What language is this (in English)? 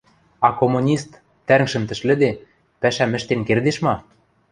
Western Mari